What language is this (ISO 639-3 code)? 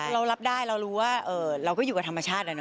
tha